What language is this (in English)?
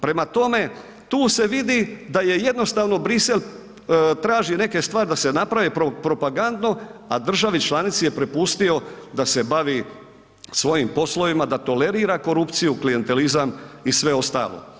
Croatian